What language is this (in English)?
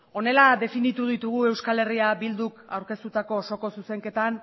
Basque